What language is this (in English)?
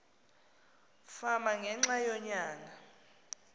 Xhosa